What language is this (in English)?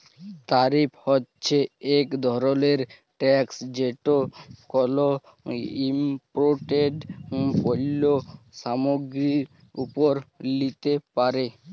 Bangla